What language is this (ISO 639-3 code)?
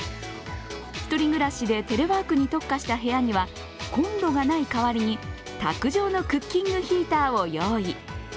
jpn